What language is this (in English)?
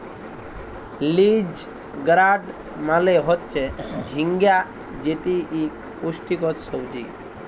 Bangla